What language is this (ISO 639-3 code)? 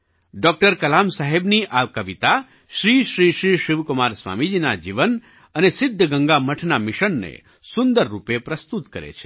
guj